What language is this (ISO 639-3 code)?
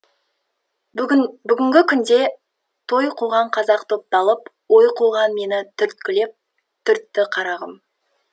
kaz